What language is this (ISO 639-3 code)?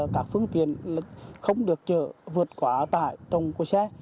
vie